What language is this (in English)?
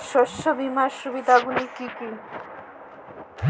Bangla